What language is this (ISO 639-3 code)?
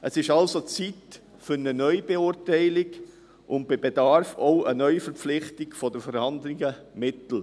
gsw